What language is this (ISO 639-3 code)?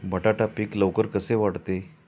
mar